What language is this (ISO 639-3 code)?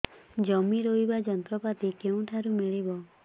ori